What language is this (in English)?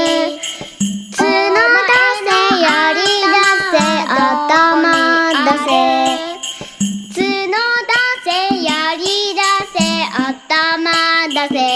Japanese